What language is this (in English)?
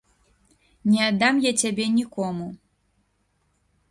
Belarusian